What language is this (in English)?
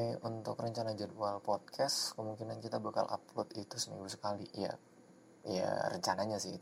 Indonesian